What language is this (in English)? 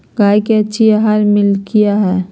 Magahi